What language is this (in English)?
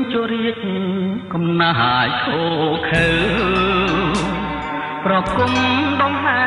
Thai